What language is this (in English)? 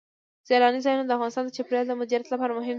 Pashto